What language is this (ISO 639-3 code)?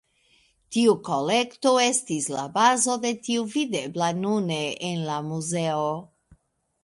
epo